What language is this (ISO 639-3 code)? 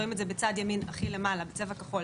heb